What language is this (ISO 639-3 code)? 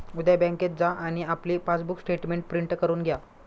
mar